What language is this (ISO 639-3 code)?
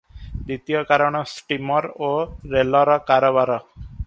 ori